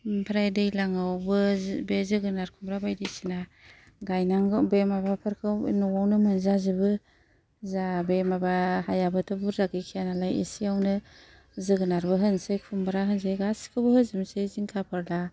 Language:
Bodo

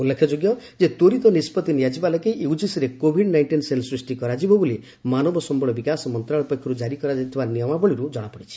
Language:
Odia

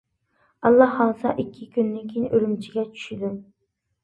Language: Uyghur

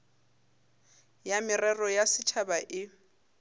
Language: Northern Sotho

